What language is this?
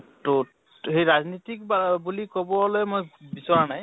Assamese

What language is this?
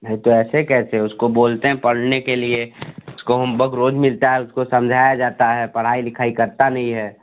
Hindi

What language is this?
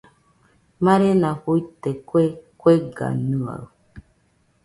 Nüpode Huitoto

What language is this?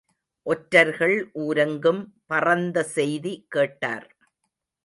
Tamil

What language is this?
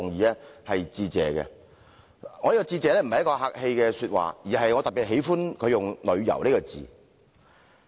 Cantonese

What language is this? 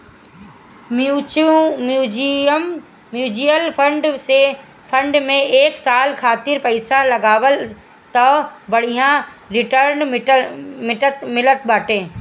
Bhojpuri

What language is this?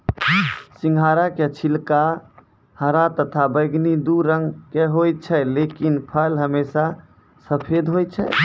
Maithili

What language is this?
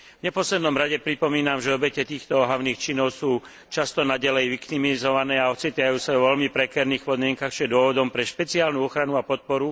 Slovak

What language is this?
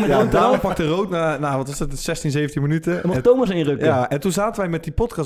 Dutch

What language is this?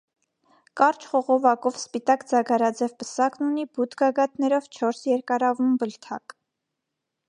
Armenian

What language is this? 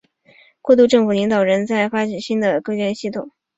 Chinese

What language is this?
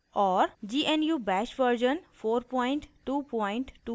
Hindi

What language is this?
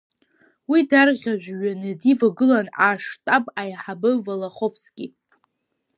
Abkhazian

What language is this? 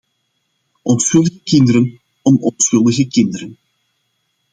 Dutch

